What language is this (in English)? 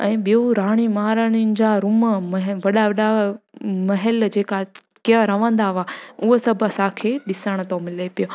Sindhi